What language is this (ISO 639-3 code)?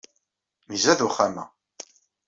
kab